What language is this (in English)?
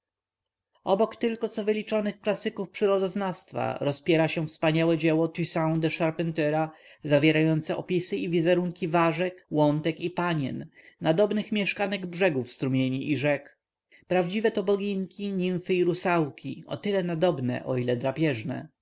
Polish